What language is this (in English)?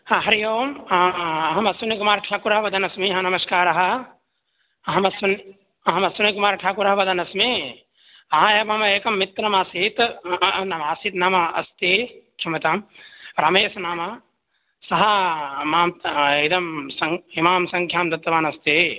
Sanskrit